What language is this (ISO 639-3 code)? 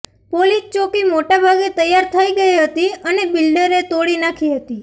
guj